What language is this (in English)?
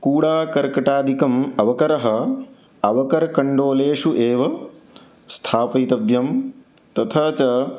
Sanskrit